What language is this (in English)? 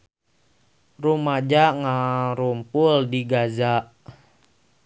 Sundanese